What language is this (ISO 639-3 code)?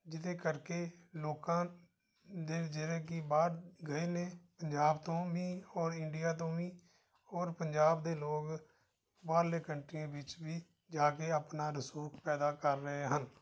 pan